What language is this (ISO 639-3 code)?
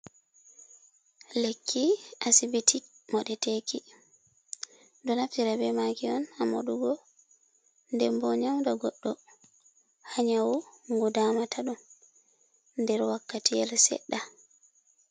ful